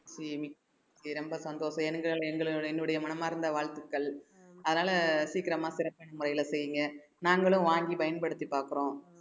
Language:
Tamil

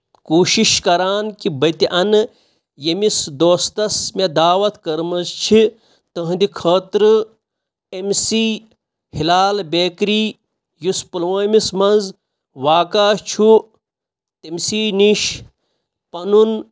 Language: Kashmiri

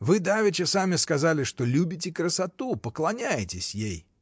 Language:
Russian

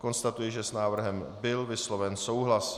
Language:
Czech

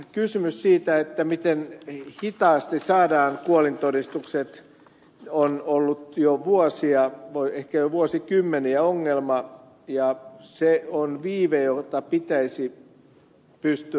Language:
Finnish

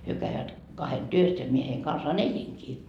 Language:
Finnish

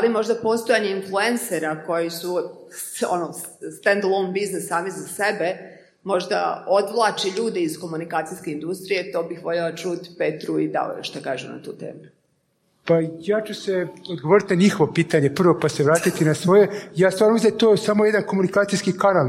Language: Croatian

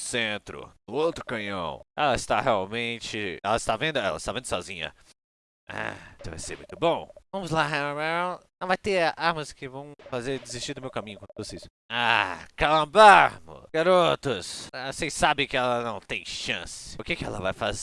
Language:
Portuguese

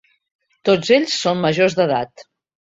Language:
Catalan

